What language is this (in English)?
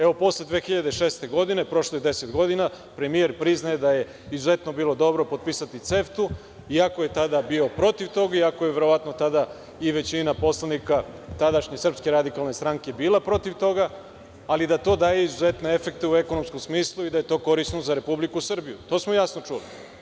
Serbian